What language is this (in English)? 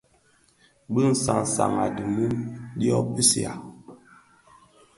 Bafia